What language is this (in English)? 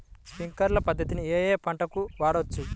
Telugu